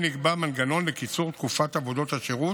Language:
Hebrew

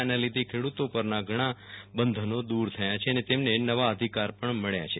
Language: Gujarati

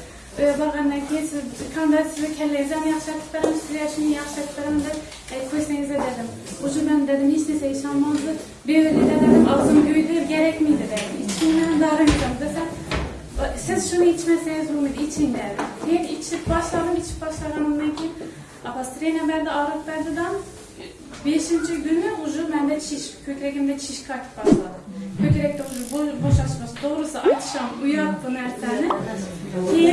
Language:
Turkish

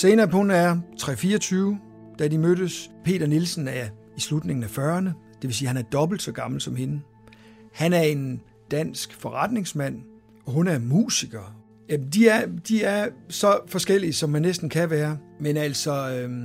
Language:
Danish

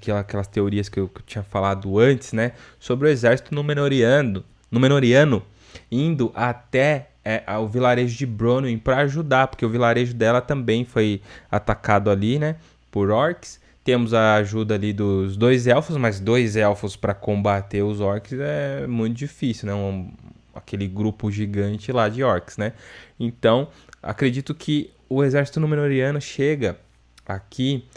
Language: Portuguese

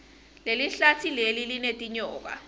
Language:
Swati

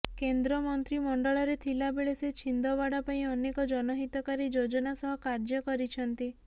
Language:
Odia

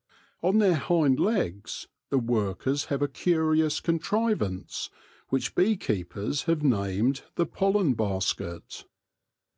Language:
English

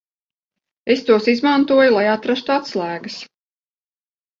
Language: Latvian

